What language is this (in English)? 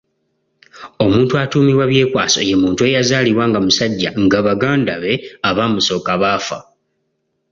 Ganda